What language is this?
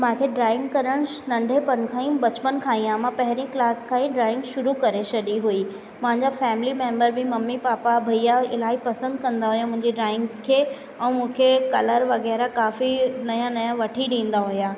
Sindhi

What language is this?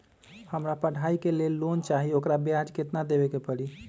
Magahi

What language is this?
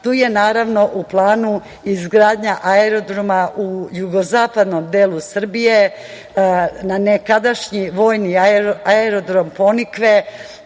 Serbian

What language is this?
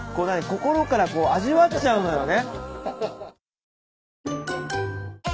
Japanese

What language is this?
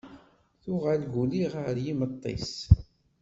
Kabyle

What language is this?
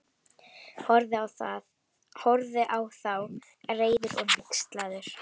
Icelandic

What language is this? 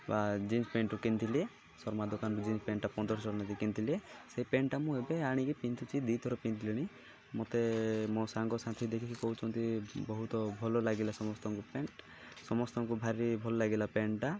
Odia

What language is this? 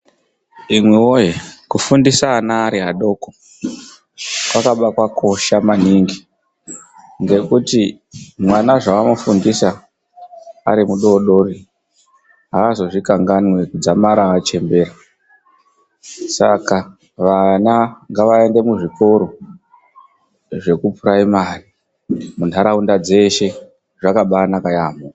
Ndau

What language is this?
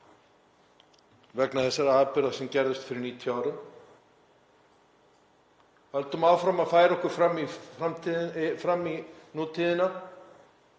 Icelandic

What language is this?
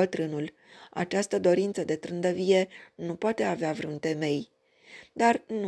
Romanian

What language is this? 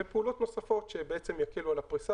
Hebrew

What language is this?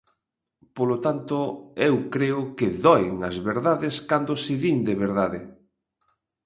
Galician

